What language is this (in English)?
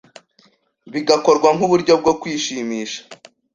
Kinyarwanda